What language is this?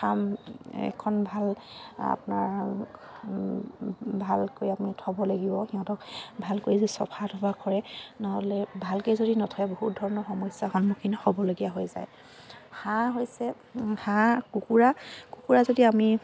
Assamese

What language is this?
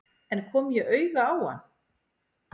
Icelandic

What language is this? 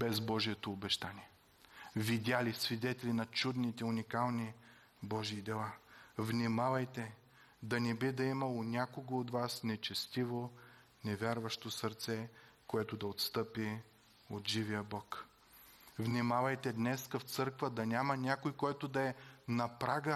Bulgarian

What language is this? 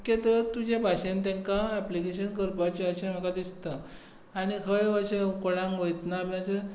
Konkani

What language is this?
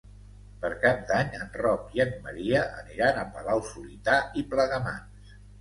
Catalan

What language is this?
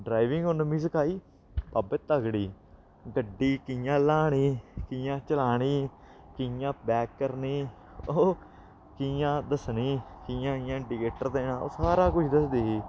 Dogri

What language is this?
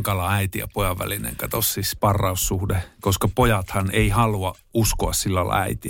Finnish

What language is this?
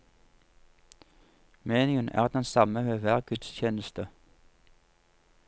Norwegian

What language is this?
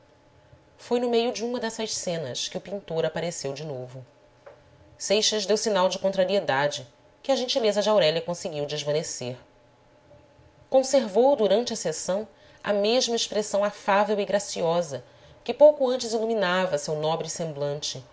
Portuguese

